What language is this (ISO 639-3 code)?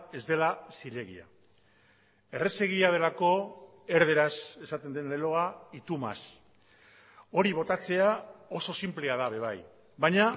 eus